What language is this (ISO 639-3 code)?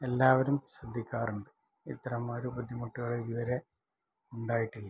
mal